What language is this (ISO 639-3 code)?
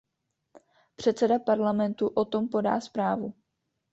ces